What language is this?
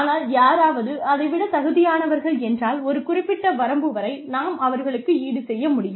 Tamil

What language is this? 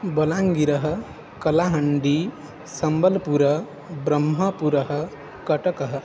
Sanskrit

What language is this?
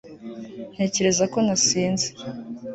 Kinyarwanda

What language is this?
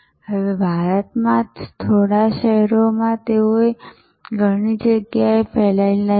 Gujarati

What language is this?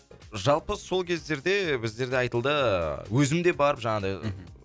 Kazakh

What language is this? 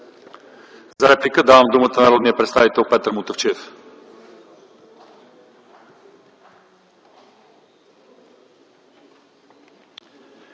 Bulgarian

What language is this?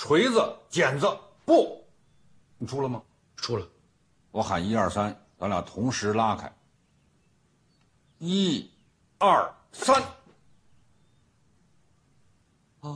Chinese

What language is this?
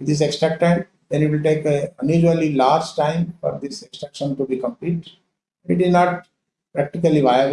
English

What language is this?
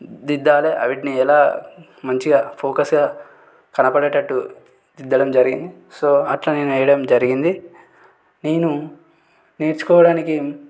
Telugu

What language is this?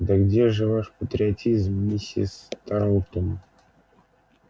Russian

